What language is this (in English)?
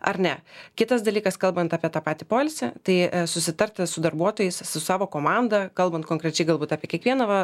Lithuanian